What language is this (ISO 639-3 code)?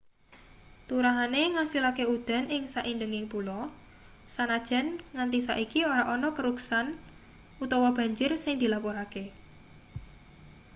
jav